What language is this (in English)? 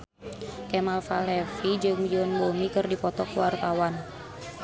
Sundanese